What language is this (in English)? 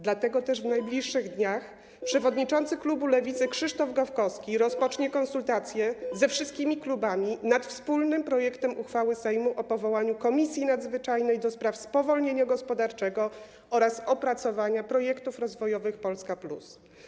Polish